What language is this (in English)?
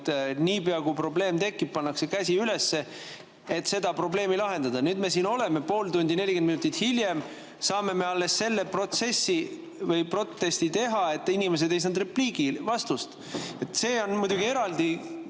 Estonian